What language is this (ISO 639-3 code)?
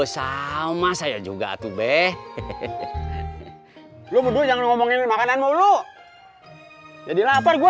ind